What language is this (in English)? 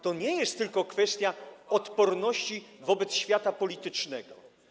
Polish